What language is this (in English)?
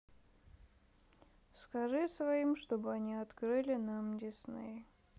Russian